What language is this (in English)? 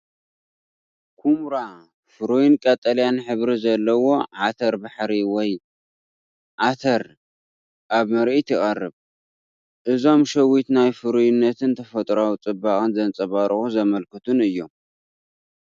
Tigrinya